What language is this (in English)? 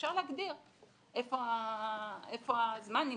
Hebrew